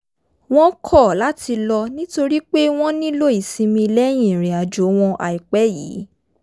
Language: Yoruba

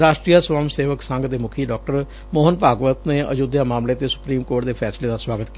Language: Punjabi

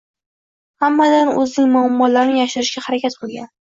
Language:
Uzbek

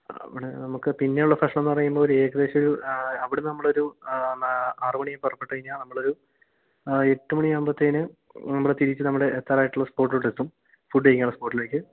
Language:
Malayalam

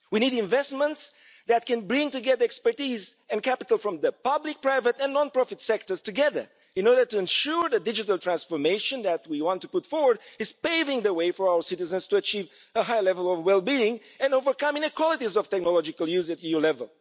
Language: English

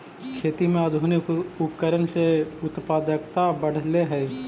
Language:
Magahi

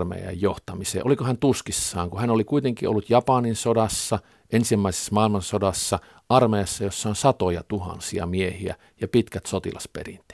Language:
Finnish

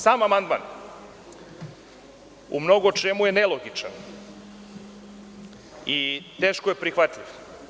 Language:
Serbian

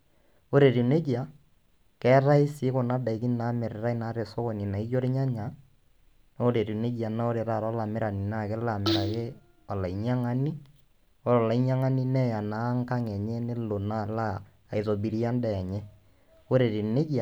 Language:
Masai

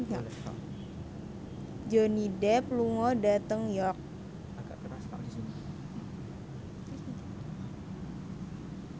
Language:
Javanese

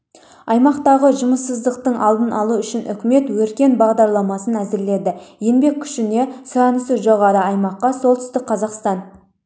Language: Kazakh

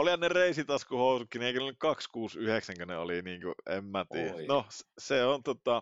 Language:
Finnish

